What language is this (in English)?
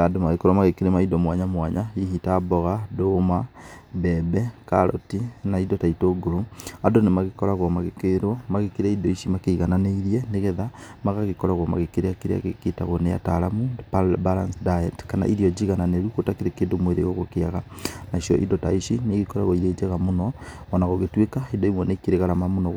Kikuyu